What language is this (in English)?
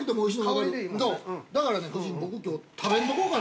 Japanese